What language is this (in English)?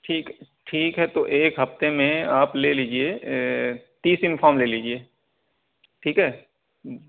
Urdu